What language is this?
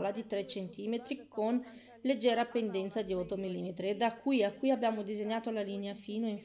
Italian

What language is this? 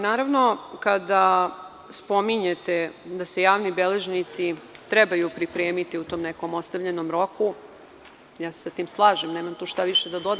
Serbian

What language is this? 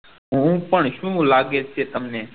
Gujarati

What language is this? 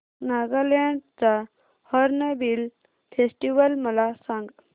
Marathi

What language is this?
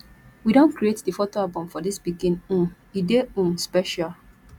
Nigerian Pidgin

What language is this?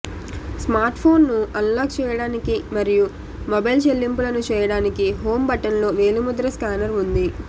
Telugu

